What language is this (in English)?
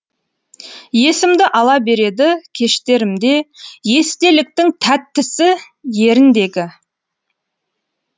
Kazakh